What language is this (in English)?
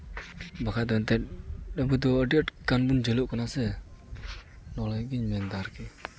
Santali